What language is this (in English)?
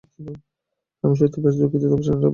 Bangla